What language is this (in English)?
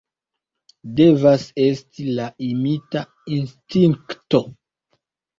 Esperanto